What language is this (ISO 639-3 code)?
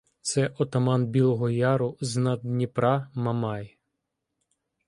ukr